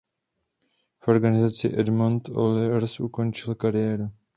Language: Czech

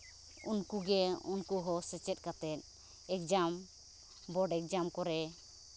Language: Santali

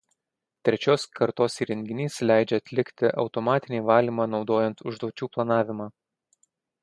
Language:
Lithuanian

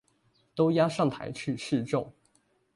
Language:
Chinese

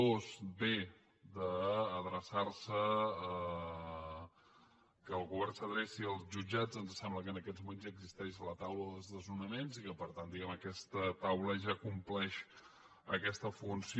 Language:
Catalan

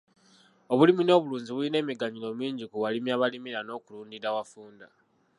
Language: Ganda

